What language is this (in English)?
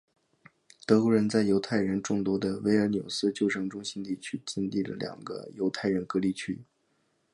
Chinese